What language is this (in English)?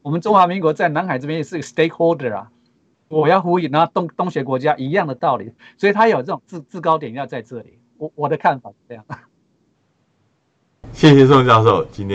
Chinese